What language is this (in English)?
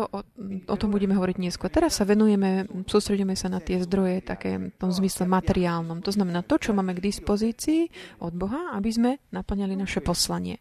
Slovak